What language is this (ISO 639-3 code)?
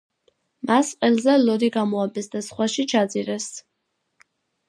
kat